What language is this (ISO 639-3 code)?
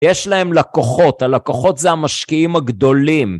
heb